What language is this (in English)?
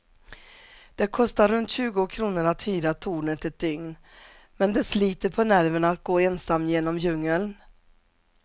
Swedish